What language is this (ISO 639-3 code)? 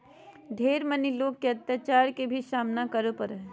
mag